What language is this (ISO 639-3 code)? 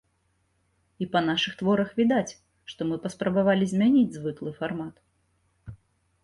bel